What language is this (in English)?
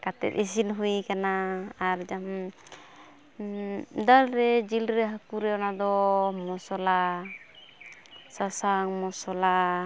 Santali